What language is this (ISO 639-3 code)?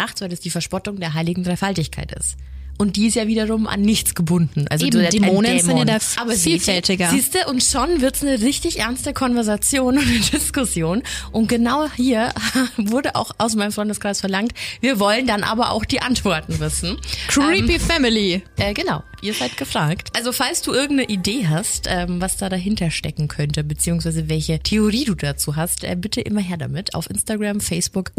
deu